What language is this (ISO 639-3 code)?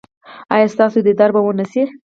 pus